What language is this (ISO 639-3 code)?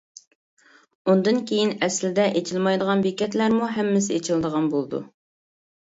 uig